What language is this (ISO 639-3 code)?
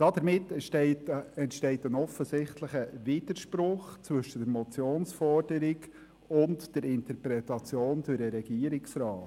gsw